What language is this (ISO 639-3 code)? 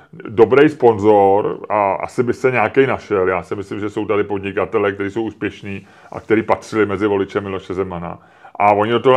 ces